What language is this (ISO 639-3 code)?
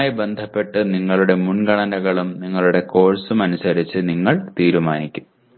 mal